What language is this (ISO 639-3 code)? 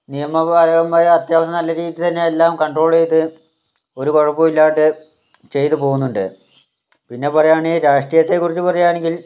mal